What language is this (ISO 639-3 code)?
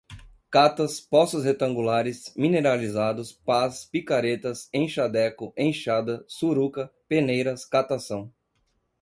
por